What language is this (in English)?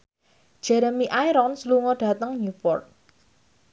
Javanese